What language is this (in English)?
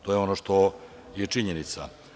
Serbian